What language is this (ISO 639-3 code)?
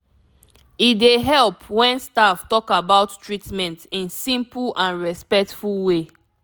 pcm